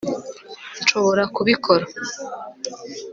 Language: Kinyarwanda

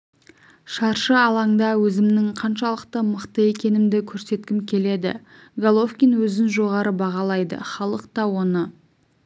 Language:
Kazakh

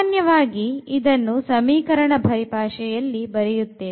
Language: Kannada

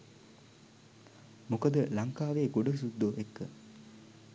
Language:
Sinhala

